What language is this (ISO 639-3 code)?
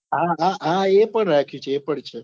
guj